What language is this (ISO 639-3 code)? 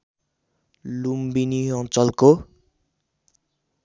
nep